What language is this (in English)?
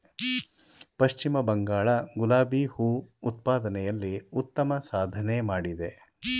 Kannada